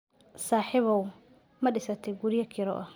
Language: Somali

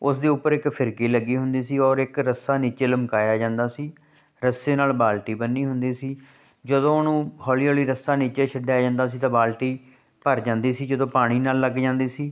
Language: Punjabi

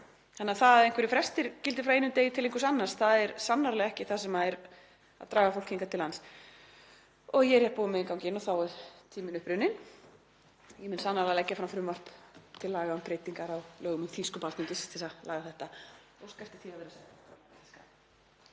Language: Icelandic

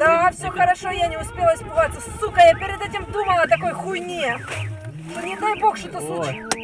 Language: Russian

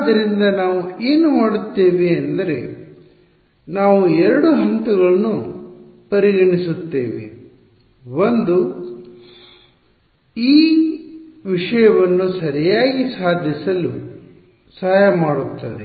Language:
Kannada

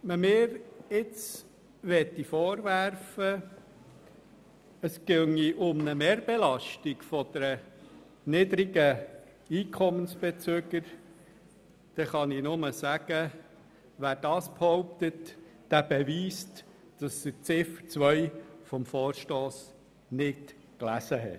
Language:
Swiss German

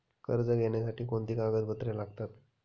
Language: Marathi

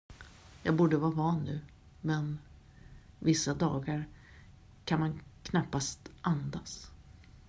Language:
Swedish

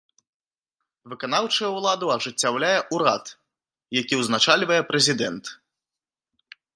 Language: Belarusian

